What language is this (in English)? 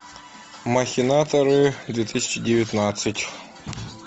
Russian